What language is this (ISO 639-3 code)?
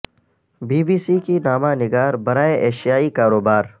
urd